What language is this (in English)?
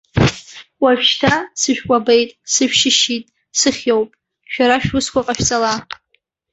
Abkhazian